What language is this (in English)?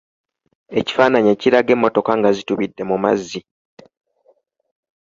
Ganda